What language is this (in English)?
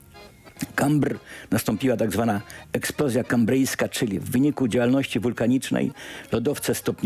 Polish